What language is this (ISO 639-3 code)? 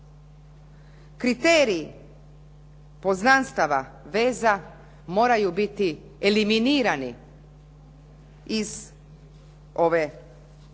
hrv